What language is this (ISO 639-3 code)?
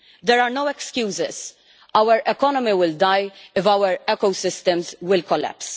eng